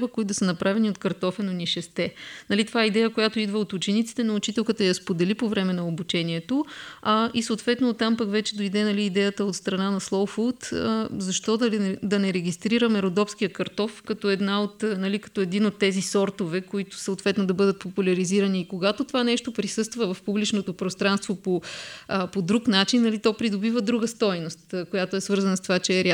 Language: Bulgarian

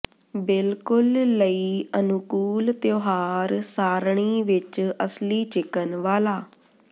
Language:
Punjabi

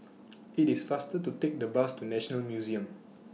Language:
English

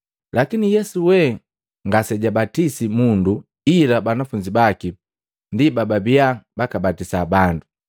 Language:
Matengo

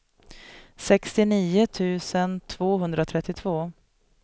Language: Swedish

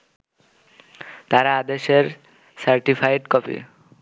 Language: Bangla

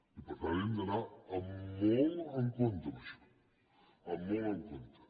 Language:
Catalan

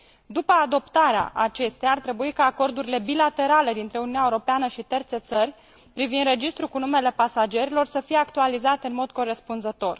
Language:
Romanian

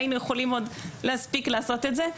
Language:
Hebrew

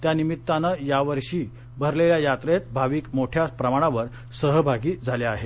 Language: Marathi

